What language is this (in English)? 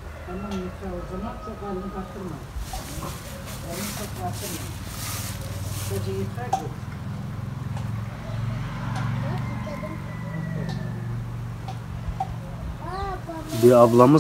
Turkish